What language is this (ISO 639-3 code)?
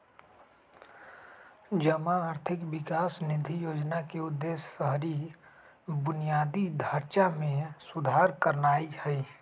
mag